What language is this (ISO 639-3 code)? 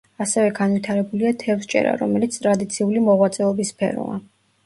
kat